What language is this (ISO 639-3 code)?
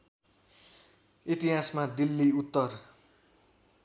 nep